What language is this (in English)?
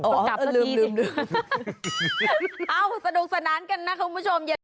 Thai